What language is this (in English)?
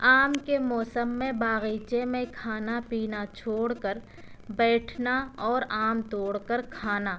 Urdu